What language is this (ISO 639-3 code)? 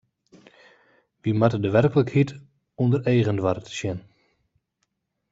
fry